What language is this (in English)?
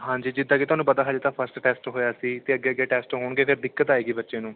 Punjabi